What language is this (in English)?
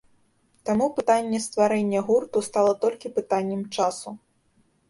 Belarusian